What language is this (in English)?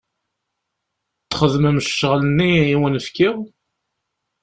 Kabyle